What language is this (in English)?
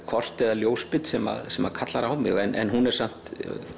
Icelandic